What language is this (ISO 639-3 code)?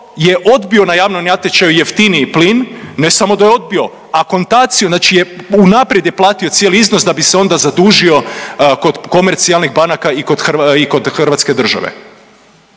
hrv